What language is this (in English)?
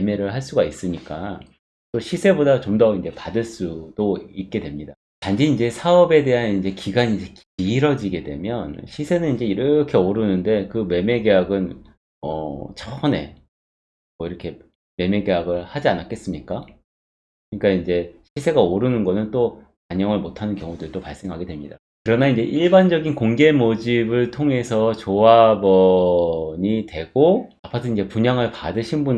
Korean